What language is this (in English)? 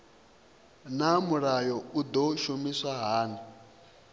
Venda